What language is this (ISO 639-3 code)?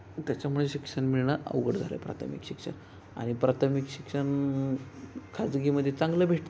mar